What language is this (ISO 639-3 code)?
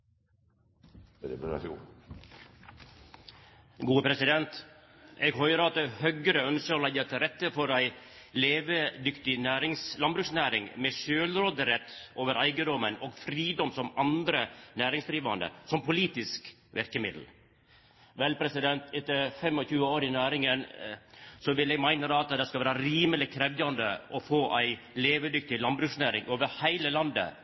nno